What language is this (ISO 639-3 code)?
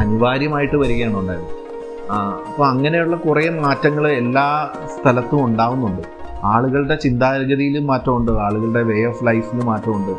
mal